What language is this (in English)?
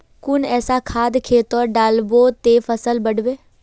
Magahi